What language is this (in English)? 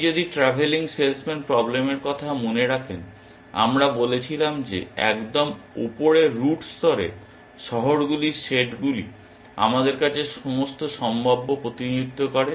Bangla